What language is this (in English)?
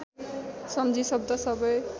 Nepali